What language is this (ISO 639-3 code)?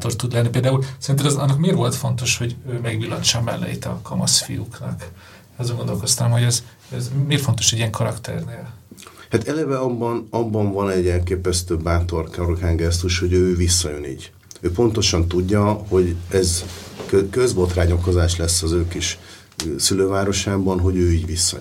hun